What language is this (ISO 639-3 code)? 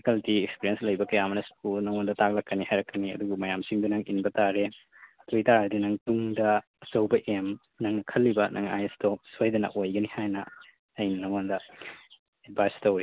mni